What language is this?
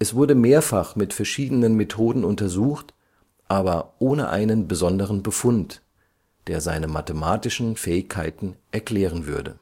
German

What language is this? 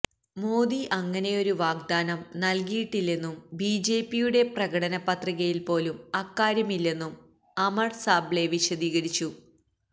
Malayalam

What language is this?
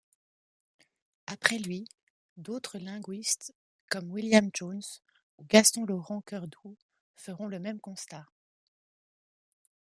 French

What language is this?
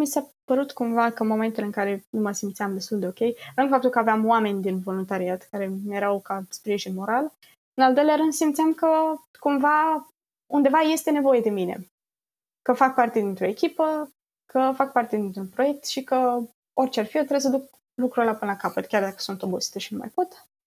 Romanian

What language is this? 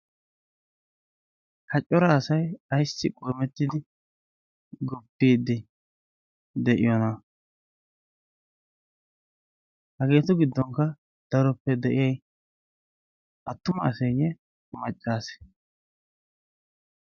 Wolaytta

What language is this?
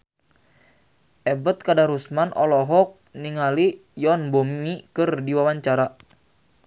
Sundanese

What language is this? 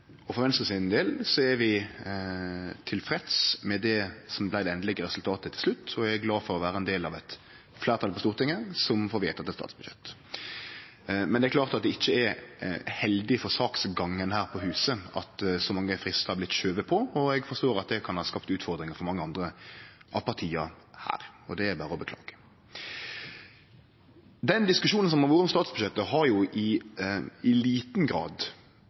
Norwegian Nynorsk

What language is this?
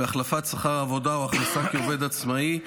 Hebrew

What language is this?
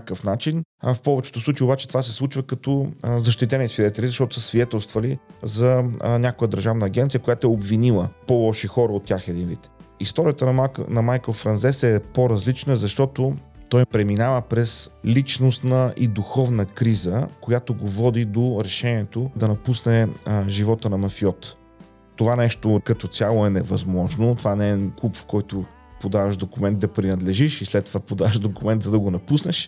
Bulgarian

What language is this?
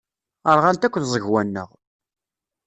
Kabyle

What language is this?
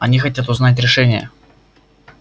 Russian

